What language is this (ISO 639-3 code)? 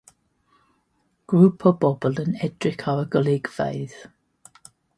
cym